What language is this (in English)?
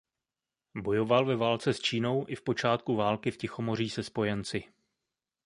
Czech